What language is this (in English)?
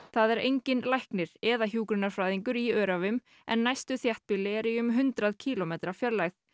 Icelandic